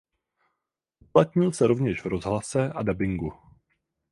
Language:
Czech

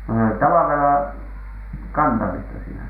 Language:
Finnish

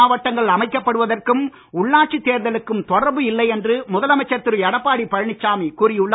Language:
Tamil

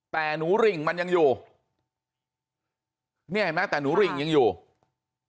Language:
Thai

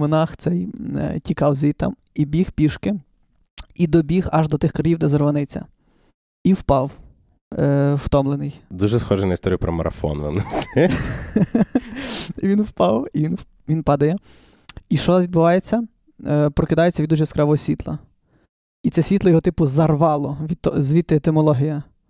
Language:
Ukrainian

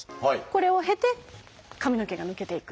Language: Japanese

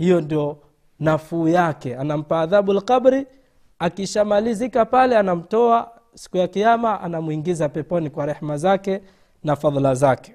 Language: Swahili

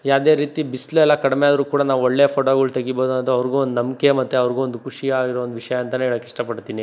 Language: Kannada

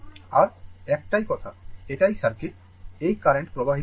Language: Bangla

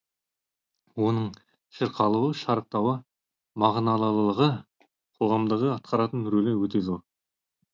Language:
Kazakh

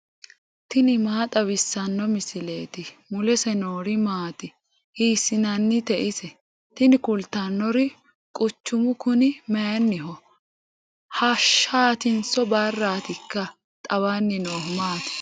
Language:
Sidamo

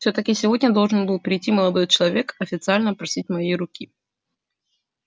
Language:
Russian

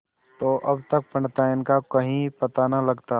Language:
Hindi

